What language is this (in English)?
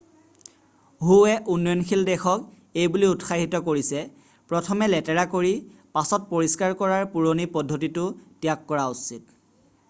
Assamese